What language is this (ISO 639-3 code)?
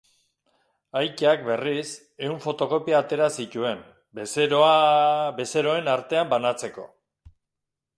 eus